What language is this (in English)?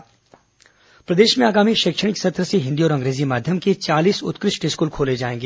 Hindi